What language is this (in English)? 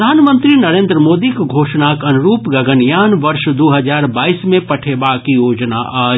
Maithili